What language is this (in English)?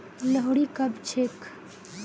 Magahi